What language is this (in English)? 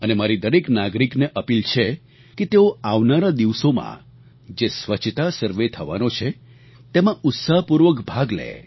Gujarati